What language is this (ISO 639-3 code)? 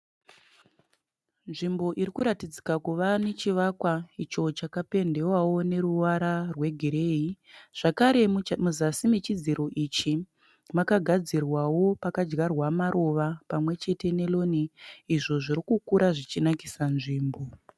sna